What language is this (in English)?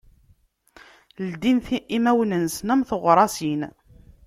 Kabyle